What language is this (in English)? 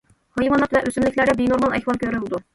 Uyghur